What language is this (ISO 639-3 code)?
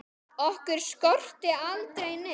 isl